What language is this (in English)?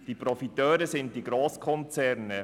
Swiss German